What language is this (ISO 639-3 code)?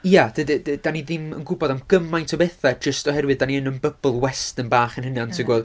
cym